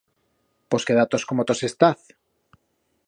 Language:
Aragonese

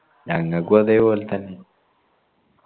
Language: Malayalam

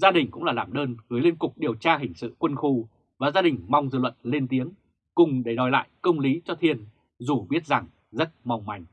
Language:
Vietnamese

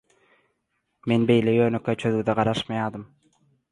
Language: Turkmen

